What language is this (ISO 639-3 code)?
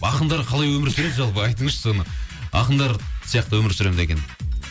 kaz